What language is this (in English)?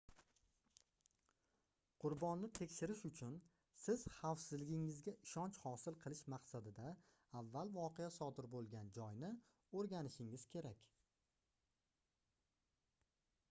Uzbek